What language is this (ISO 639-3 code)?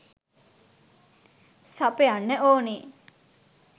sin